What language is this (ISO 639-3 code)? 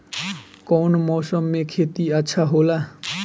bho